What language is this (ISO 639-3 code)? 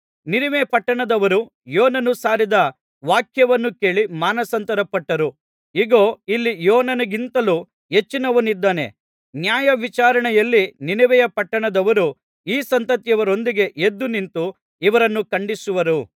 kan